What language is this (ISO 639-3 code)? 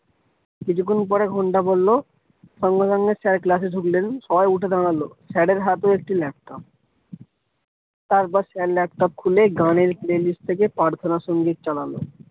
ben